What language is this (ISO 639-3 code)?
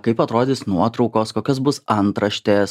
lit